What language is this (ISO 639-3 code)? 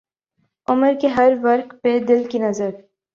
urd